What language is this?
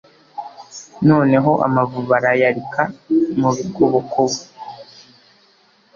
Kinyarwanda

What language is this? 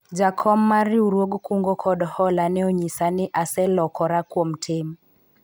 Luo (Kenya and Tanzania)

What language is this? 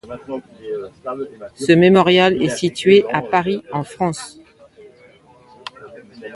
French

